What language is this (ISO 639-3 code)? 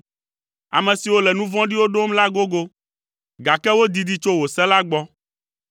ewe